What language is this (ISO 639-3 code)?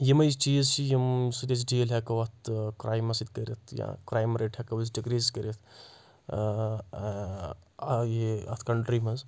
kas